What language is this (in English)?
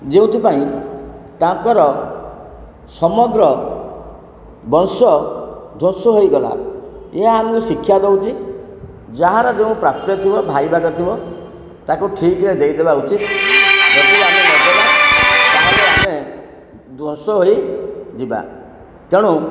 Odia